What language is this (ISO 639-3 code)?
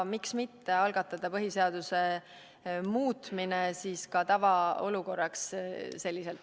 est